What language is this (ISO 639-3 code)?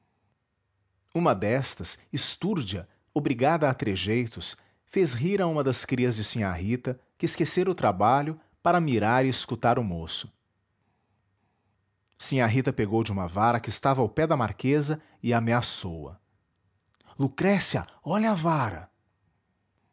por